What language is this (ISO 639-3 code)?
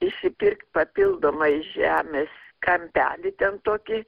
lit